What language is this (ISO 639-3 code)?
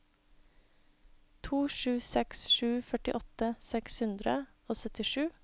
nor